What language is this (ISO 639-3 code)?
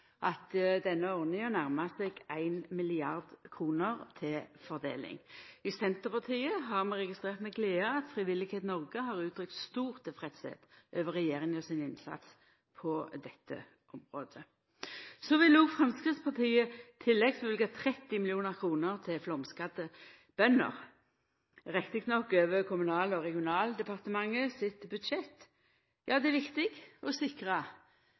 nno